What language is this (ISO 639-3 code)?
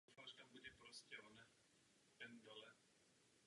ces